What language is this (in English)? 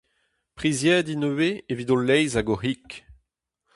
Breton